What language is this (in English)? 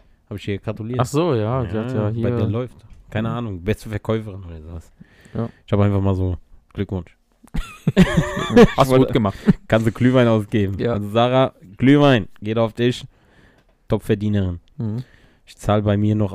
German